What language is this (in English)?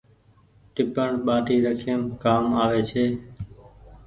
Goaria